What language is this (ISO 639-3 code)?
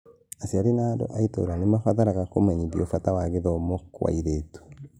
kik